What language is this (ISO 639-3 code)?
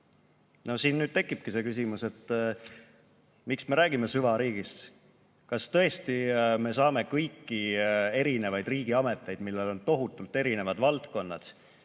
est